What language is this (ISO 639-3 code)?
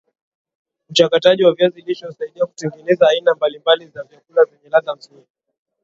swa